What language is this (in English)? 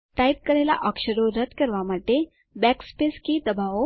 Gujarati